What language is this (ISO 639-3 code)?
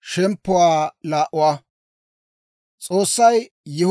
dwr